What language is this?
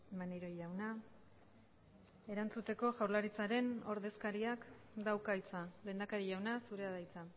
Basque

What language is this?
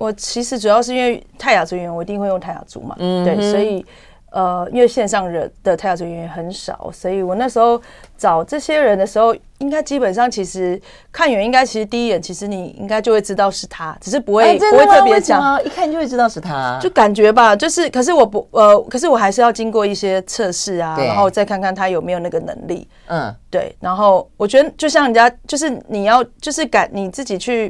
Chinese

